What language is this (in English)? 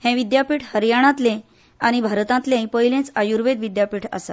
Konkani